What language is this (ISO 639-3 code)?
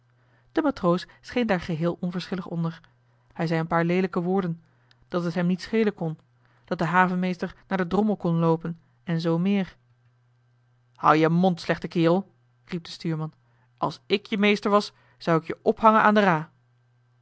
nld